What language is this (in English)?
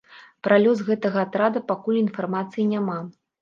Belarusian